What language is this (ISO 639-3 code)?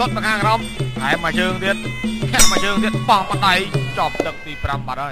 tha